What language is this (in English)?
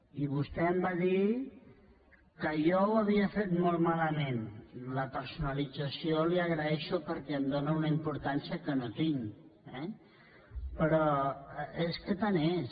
Catalan